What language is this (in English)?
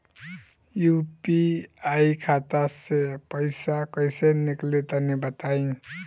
Bhojpuri